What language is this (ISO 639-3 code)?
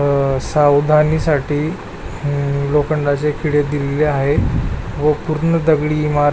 mar